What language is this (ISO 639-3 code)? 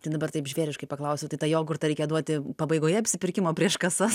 lit